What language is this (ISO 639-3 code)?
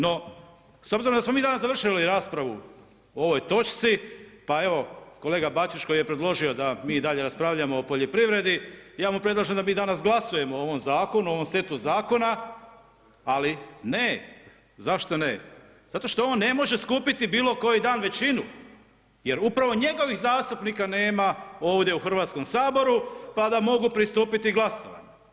hrv